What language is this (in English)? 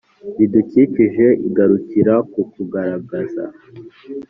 Kinyarwanda